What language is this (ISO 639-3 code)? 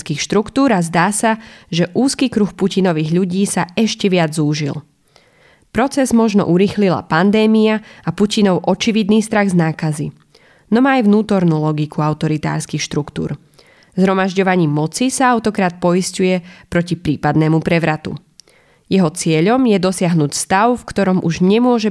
slk